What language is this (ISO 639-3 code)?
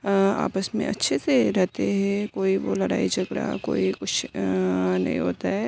urd